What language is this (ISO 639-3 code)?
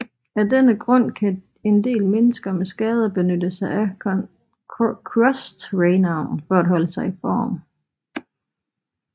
dan